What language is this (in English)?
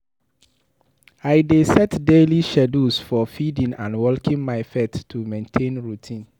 Nigerian Pidgin